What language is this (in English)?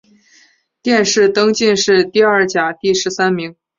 Chinese